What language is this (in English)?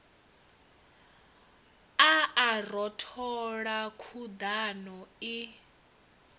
Venda